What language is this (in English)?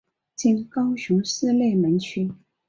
Chinese